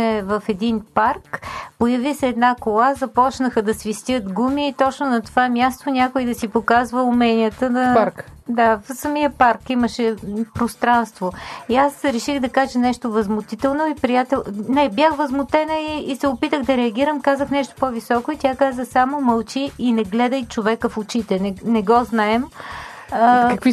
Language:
Bulgarian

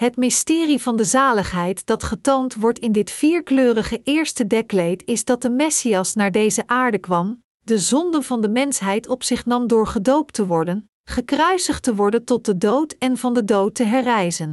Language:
Dutch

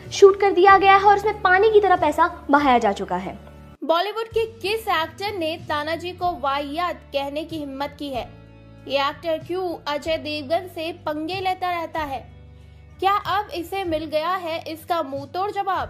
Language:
Hindi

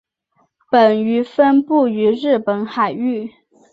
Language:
Chinese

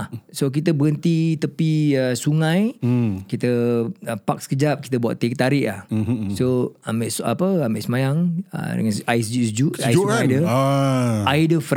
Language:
Malay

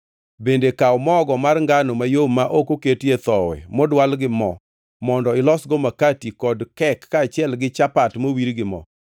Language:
Luo (Kenya and Tanzania)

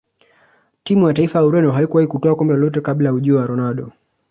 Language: Swahili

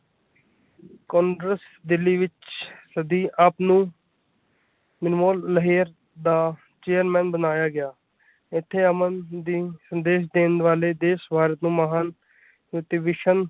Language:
Punjabi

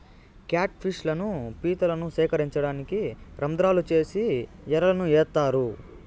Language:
Telugu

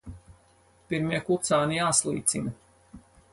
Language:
Latvian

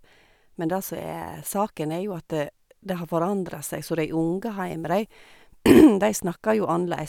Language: Norwegian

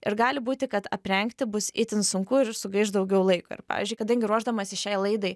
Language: Lithuanian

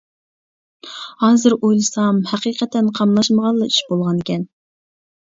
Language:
Uyghur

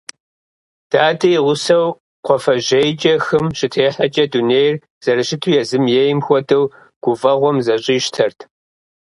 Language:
Kabardian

